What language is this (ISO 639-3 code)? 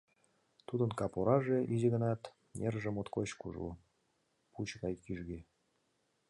chm